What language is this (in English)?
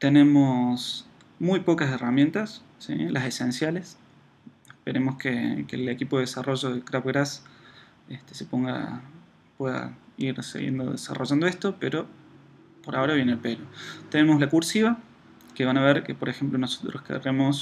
Spanish